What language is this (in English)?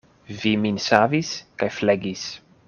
Esperanto